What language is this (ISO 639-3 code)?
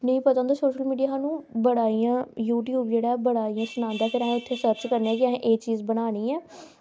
doi